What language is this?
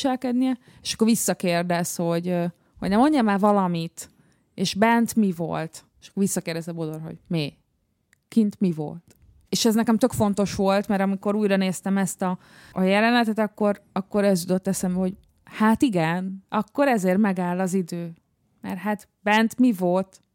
Hungarian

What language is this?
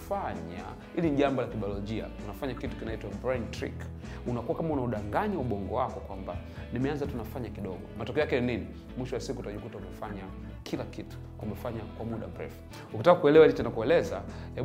Swahili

